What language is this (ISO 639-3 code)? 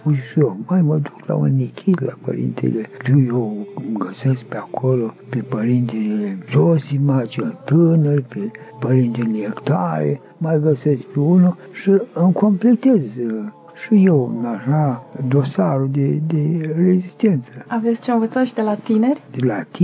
ron